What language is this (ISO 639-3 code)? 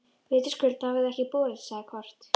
isl